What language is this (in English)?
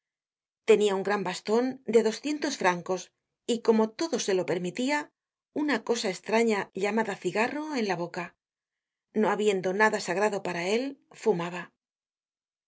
Spanish